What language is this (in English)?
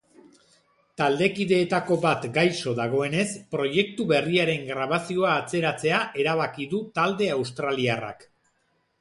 Basque